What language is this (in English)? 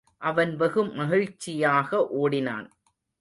Tamil